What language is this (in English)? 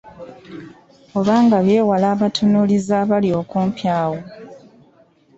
Ganda